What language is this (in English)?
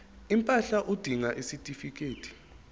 Zulu